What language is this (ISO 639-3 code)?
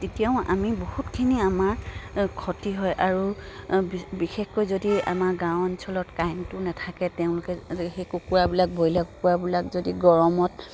asm